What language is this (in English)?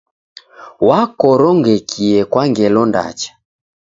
Taita